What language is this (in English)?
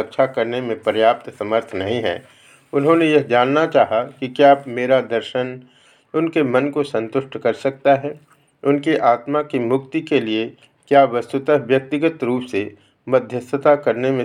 Hindi